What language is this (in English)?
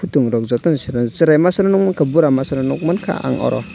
Kok Borok